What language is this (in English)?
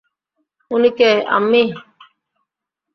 Bangla